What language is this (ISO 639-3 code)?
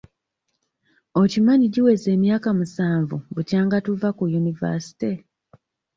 lug